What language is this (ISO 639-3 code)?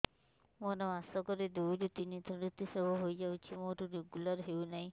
ori